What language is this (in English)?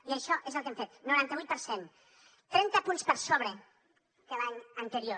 Catalan